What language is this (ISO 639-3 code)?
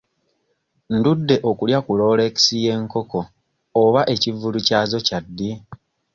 lug